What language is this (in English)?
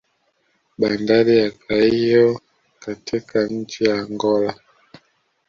Swahili